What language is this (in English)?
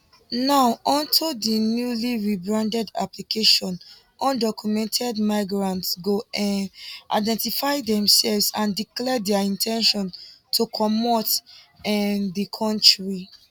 Nigerian Pidgin